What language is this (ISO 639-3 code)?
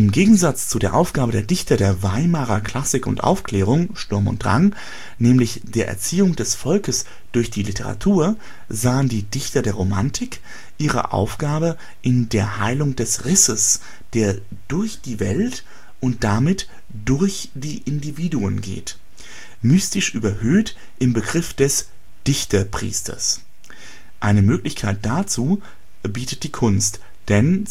deu